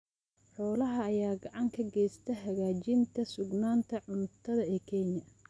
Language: Somali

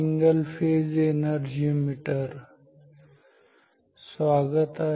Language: Marathi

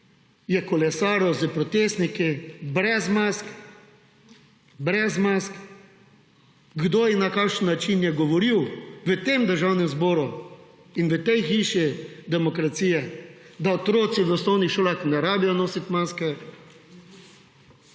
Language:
Slovenian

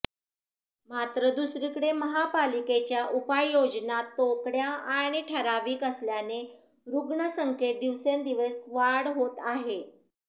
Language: Marathi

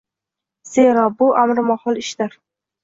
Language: Uzbek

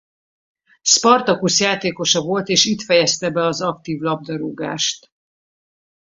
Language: Hungarian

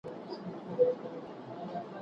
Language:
Pashto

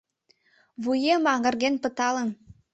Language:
Mari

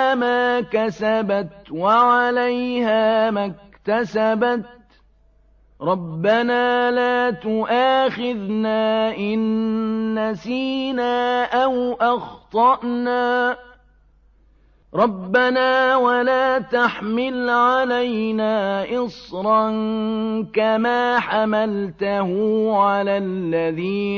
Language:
Arabic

